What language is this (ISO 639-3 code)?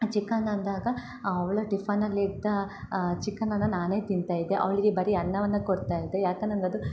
kan